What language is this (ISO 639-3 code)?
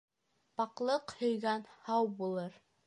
bak